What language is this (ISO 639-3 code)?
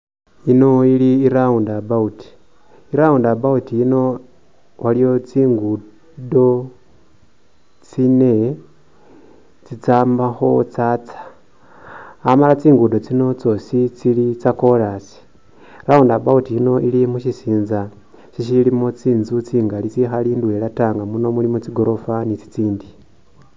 myx